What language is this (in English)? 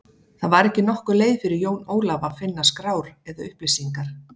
Icelandic